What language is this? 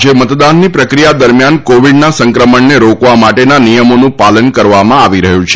Gujarati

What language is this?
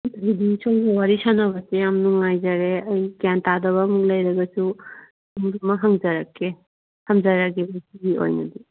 Manipuri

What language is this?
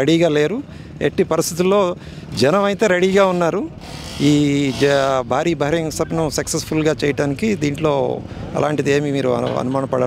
Hindi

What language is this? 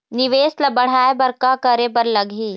Chhattisgarhi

